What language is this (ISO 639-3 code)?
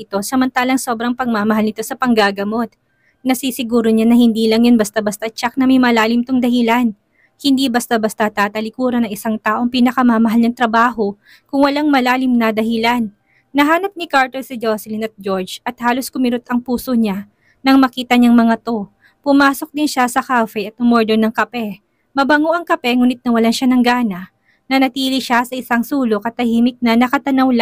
fil